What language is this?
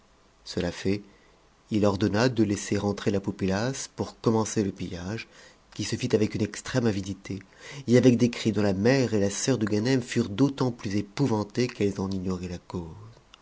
French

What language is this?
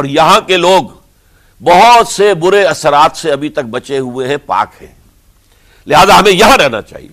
Urdu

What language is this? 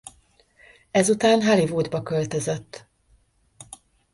Hungarian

